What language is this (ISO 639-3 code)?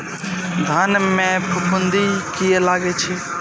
mai